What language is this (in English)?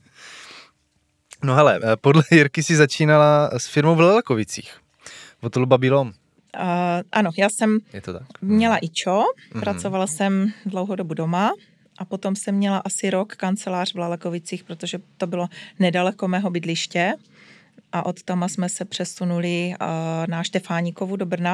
Czech